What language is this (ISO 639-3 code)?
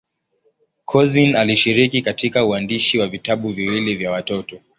swa